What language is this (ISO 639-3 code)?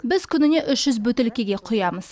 kaz